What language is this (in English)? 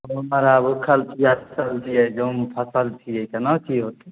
Maithili